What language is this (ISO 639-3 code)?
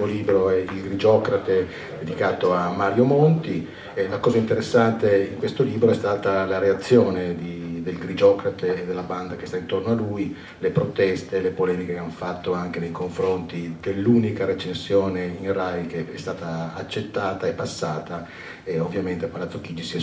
ita